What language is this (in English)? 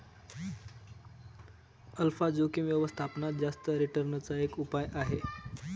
Marathi